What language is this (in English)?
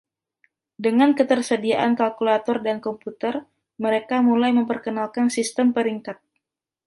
Indonesian